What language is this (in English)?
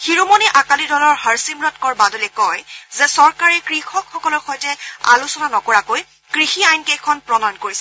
Assamese